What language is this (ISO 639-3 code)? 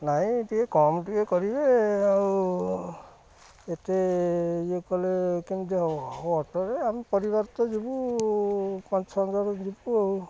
ori